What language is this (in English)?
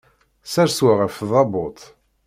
Kabyle